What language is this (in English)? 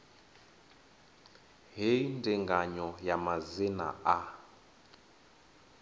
Venda